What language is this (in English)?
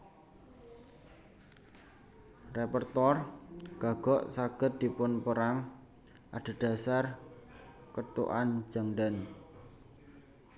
Javanese